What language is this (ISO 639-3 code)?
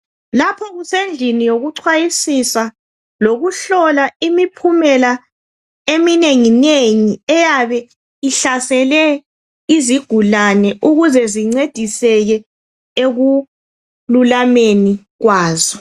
nde